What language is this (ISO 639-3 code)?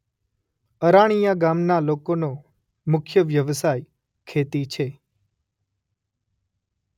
guj